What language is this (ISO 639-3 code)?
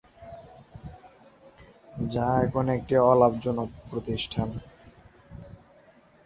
ben